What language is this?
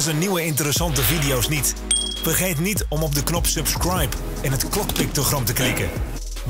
Dutch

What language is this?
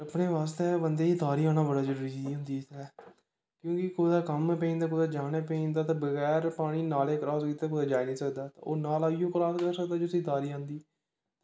Dogri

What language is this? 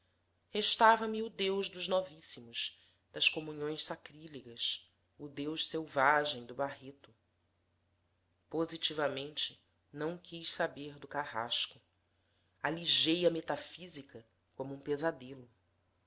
Portuguese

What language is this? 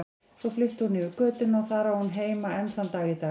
Icelandic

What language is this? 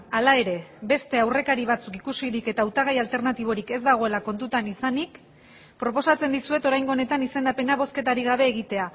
Basque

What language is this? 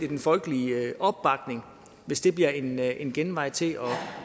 Danish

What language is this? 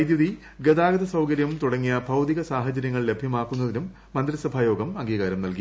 Malayalam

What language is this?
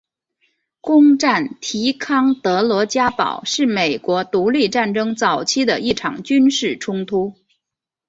Chinese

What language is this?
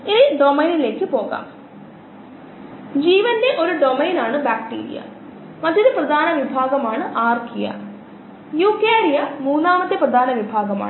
Malayalam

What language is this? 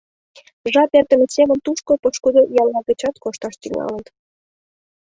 Mari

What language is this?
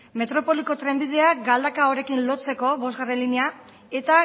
Basque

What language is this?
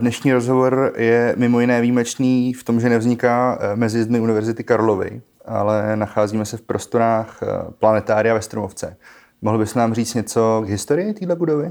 Czech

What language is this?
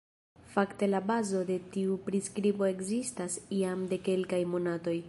Esperanto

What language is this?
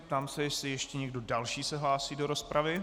Czech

